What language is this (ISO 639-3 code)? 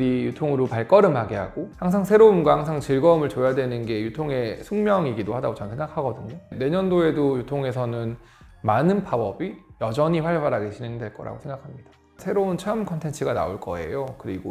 kor